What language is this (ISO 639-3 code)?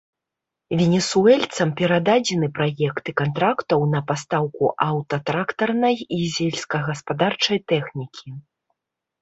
bel